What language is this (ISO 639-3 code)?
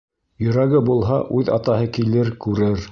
bak